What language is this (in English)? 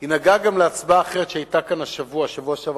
Hebrew